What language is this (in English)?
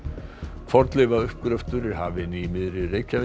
Icelandic